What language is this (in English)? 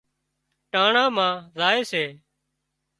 Wadiyara Koli